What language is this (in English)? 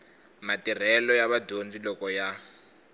Tsonga